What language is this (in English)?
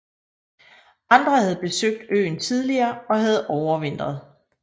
Danish